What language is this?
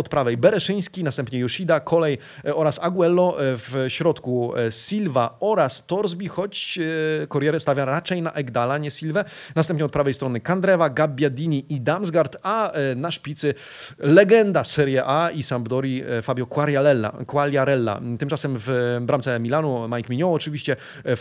Polish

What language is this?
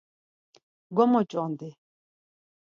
Laz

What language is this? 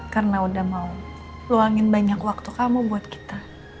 Indonesian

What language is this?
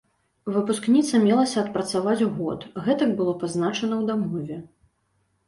Belarusian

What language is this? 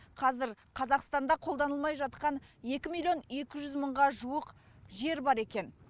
Kazakh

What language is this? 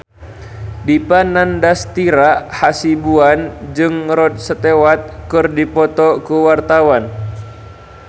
Sundanese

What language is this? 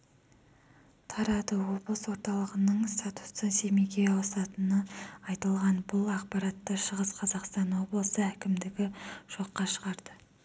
Kazakh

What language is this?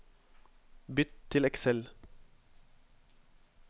Norwegian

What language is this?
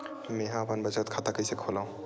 Chhattisgarhi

